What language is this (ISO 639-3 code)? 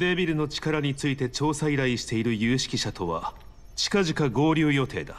jpn